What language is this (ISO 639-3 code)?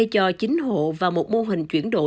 vie